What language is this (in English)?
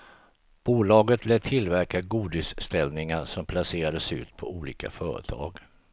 Swedish